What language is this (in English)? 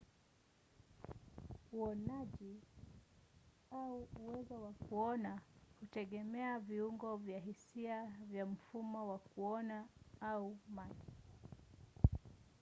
Swahili